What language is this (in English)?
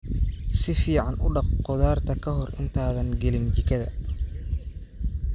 Somali